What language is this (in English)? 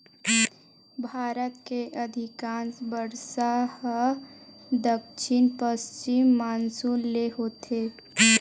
Chhattisgarhi